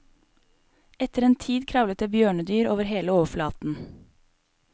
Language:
Norwegian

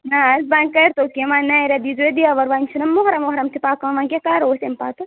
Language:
Kashmiri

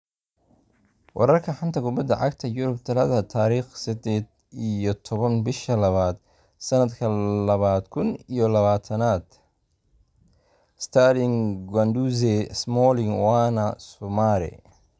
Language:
Somali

